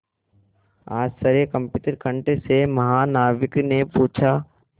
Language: Hindi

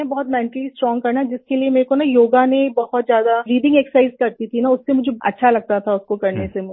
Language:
Hindi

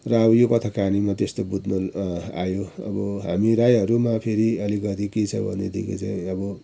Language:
Nepali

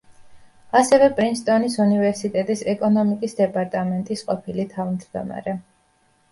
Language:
Georgian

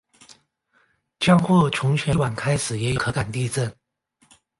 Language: Chinese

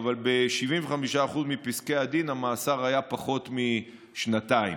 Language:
Hebrew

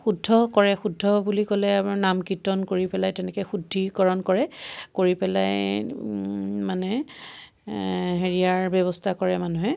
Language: Assamese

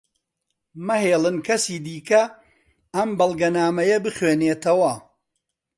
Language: Central Kurdish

